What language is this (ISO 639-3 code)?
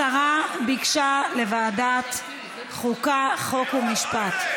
heb